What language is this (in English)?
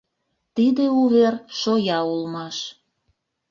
Mari